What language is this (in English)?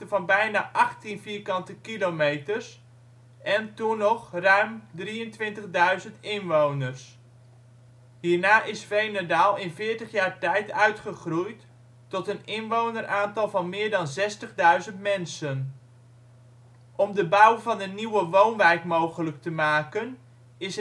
Dutch